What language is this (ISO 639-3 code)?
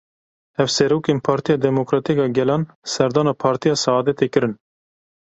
kur